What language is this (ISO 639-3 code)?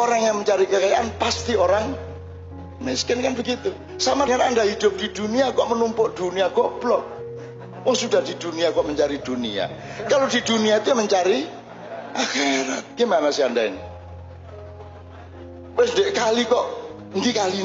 ind